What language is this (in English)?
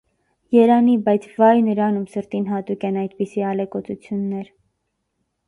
Armenian